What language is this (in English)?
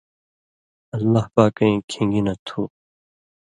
Indus Kohistani